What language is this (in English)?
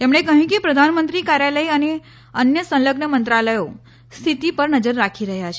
Gujarati